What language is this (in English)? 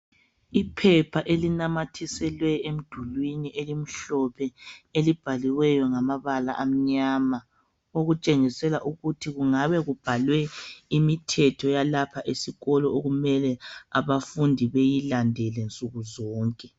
North Ndebele